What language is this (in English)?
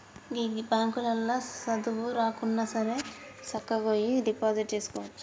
Telugu